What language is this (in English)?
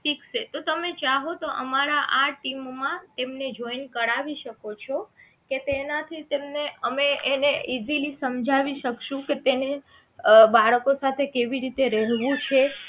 Gujarati